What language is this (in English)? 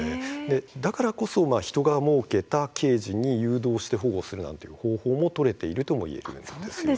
Japanese